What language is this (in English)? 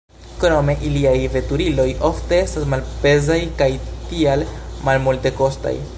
Esperanto